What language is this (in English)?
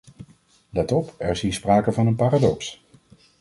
Dutch